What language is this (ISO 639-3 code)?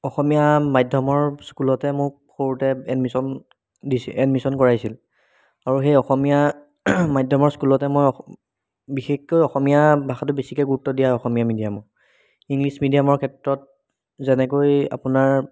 asm